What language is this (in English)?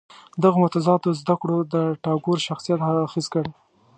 Pashto